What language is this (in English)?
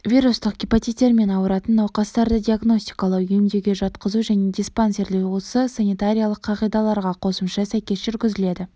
Kazakh